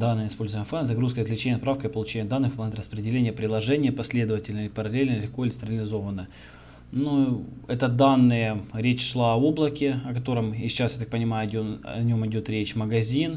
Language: Russian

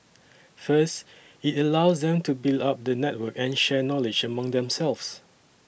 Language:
English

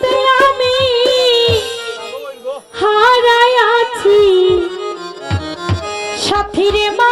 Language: Indonesian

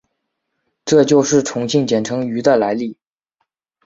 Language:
Chinese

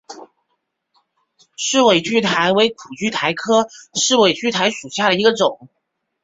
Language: Chinese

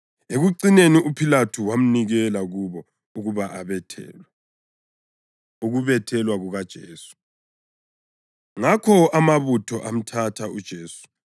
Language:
North Ndebele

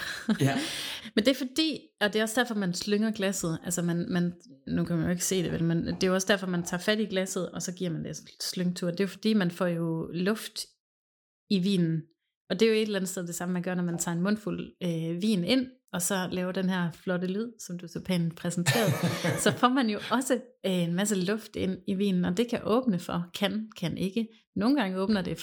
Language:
Danish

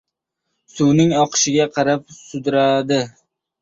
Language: Uzbek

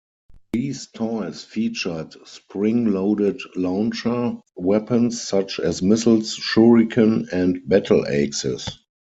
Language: English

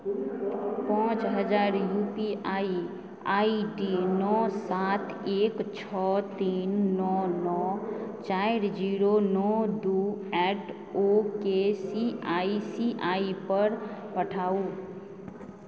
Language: Maithili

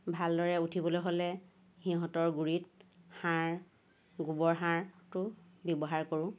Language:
Assamese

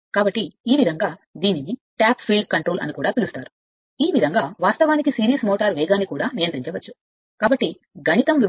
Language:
Telugu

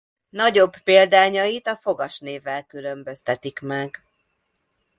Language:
Hungarian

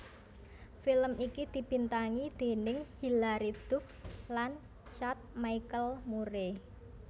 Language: Javanese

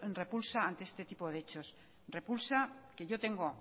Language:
Spanish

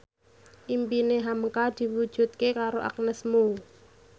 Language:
Javanese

